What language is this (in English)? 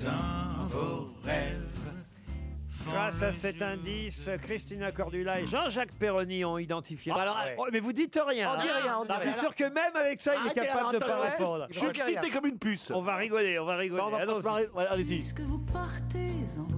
French